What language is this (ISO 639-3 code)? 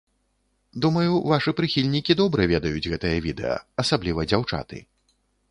bel